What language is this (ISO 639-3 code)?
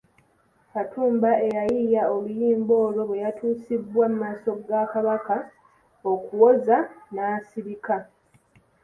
lug